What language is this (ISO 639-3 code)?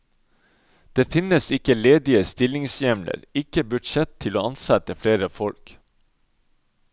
nor